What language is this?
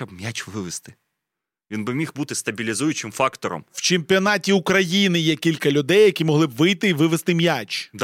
Ukrainian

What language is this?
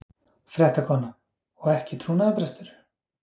Icelandic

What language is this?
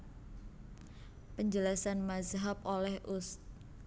Javanese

